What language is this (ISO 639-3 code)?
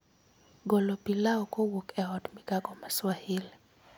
luo